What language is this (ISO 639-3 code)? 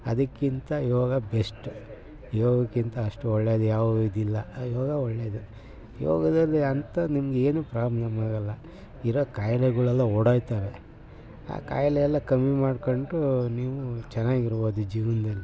kan